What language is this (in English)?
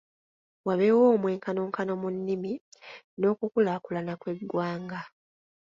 Ganda